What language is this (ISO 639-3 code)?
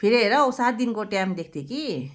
nep